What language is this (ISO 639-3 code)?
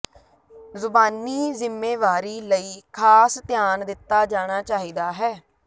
pan